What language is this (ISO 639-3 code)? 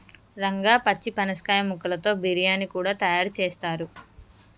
tel